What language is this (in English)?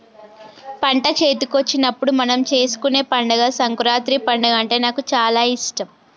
Telugu